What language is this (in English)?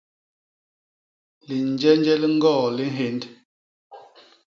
Basaa